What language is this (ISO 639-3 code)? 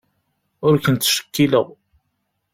kab